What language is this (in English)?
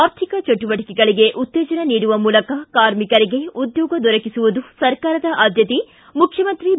Kannada